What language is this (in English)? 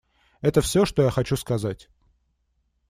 Russian